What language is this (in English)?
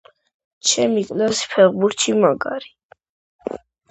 Georgian